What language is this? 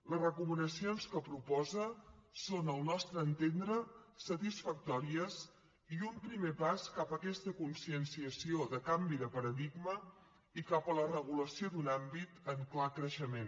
Catalan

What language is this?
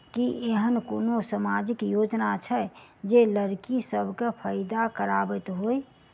Maithili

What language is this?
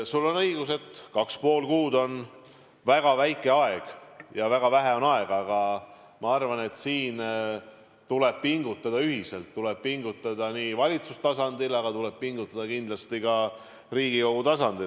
Estonian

